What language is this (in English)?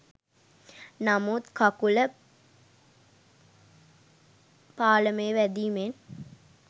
Sinhala